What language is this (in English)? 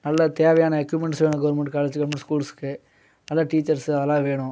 Tamil